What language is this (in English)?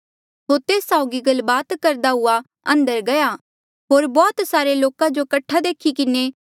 Mandeali